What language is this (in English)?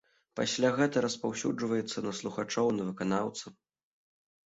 Belarusian